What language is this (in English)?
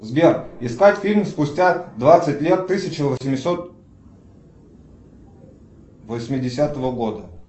Russian